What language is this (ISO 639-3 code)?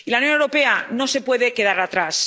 spa